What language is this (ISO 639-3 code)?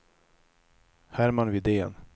swe